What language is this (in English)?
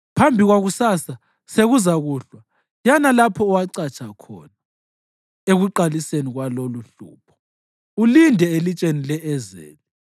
North Ndebele